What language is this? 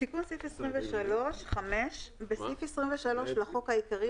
Hebrew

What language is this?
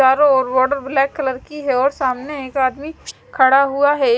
Hindi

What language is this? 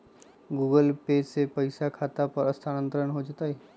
Magahi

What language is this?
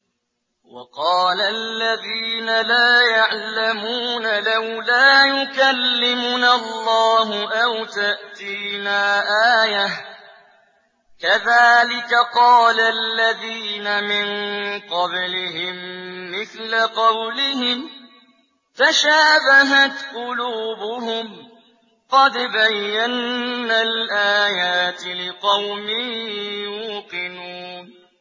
Arabic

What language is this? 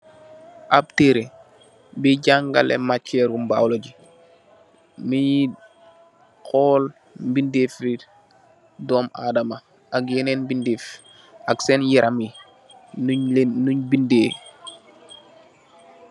Wolof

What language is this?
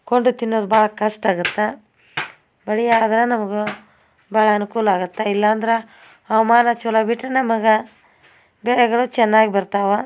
Kannada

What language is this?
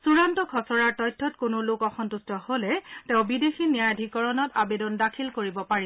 Assamese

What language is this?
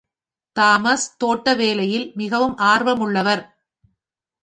Tamil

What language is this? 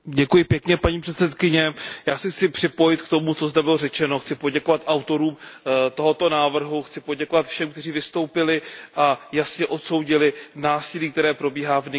Czech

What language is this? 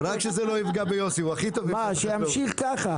Hebrew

